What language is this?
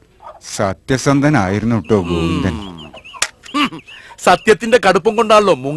Arabic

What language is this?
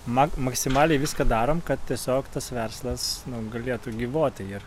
Lithuanian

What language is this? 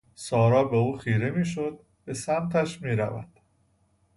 Persian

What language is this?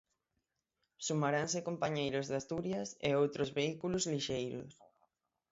Galician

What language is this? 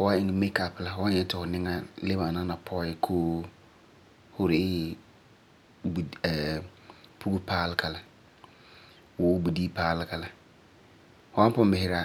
Frafra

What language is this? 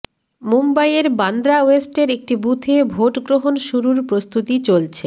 Bangla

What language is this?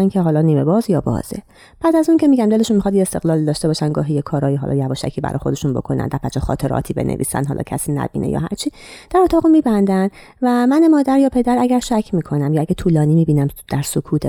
Persian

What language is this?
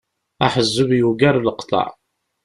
Kabyle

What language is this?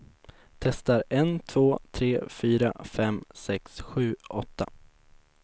Swedish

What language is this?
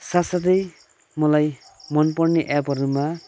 Nepali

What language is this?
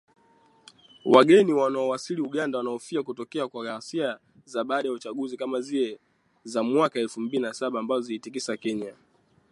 Swahili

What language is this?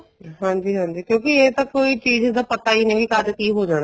Punjabi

